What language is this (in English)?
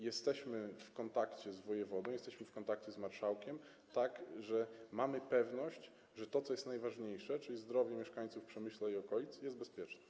Polish